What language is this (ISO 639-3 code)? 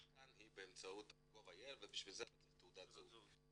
heb